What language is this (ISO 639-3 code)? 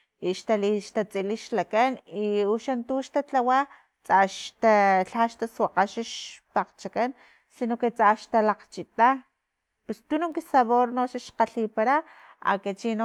tlp